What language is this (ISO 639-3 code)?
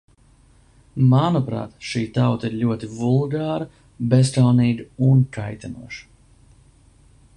lav